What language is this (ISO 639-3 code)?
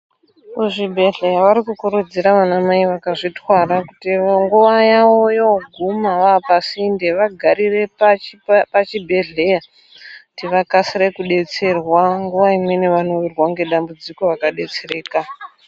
ndc